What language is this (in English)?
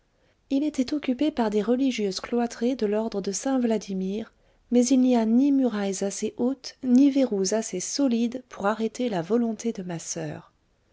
French